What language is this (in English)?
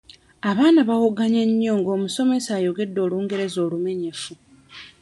Ganda